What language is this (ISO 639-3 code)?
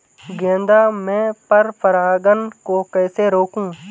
hin